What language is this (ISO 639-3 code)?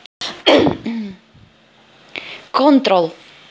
rus